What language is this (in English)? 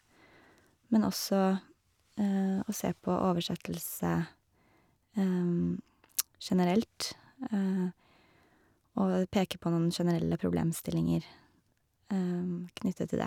Norwegian